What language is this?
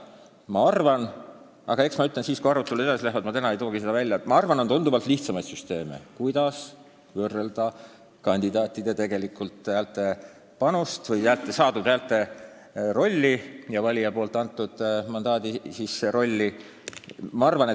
Estonian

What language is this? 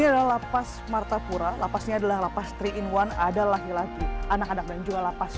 Indonesian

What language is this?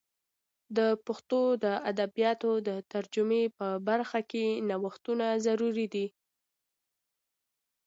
Pashto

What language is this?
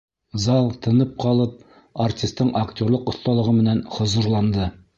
Bashkir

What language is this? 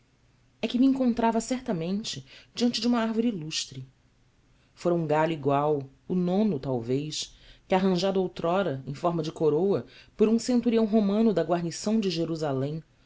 Portuguese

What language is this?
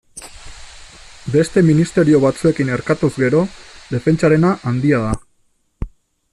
Basque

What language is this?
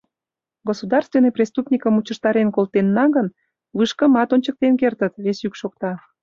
Mari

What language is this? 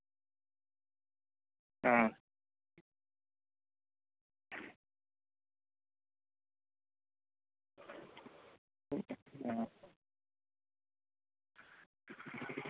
Santali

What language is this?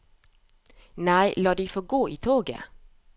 Norwegian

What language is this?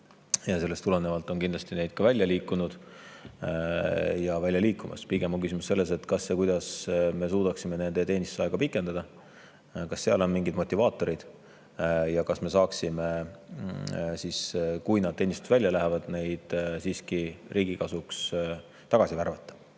Estonian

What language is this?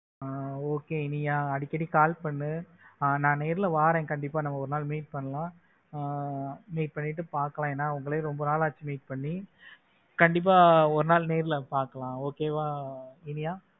Tamil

